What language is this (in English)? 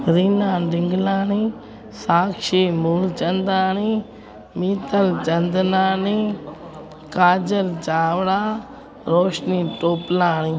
Sindhi